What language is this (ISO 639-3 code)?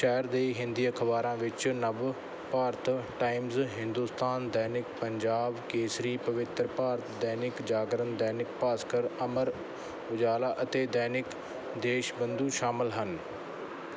pan